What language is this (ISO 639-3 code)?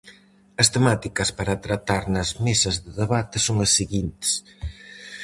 glg